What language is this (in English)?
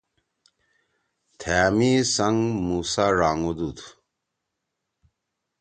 Torwali